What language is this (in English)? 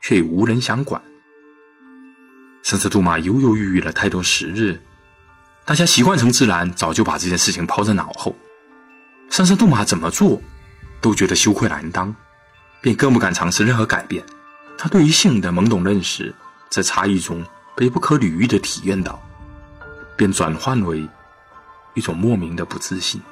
Chinese